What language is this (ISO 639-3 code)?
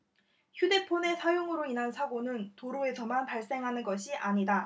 kor